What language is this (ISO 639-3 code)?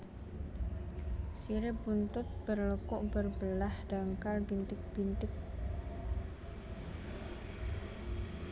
jav